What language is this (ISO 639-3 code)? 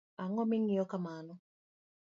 luo